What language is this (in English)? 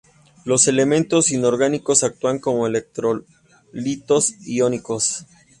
Spanish